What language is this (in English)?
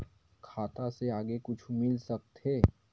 Chhattisgarhi